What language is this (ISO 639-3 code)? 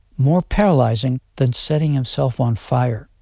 eng